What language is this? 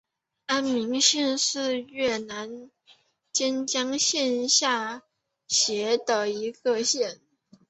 Chinese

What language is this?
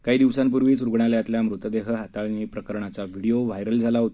Marathi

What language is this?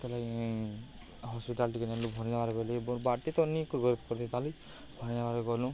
Odia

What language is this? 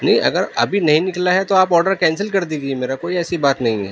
Urdu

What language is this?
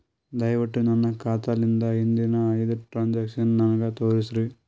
Kannada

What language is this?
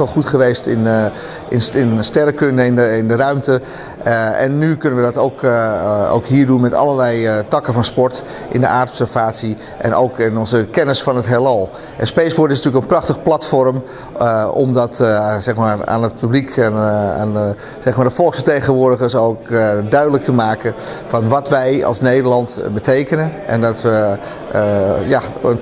Dutch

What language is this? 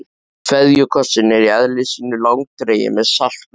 Icelandic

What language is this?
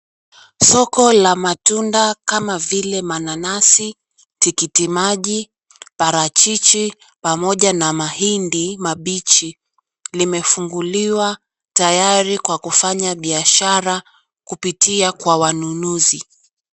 Swahili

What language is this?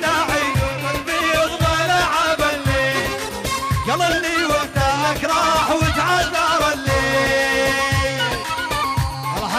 Arabic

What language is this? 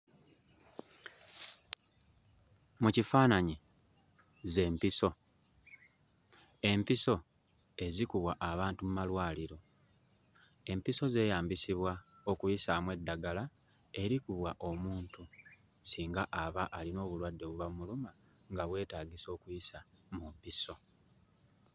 Ganda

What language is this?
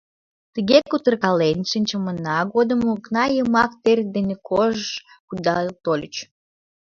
Mari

